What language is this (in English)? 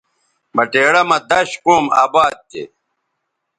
Bateri